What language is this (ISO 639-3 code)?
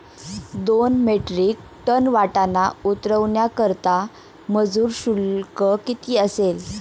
mar